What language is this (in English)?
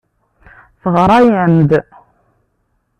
Kabyle